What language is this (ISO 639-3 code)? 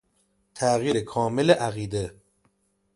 fas